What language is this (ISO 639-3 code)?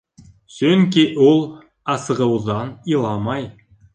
bak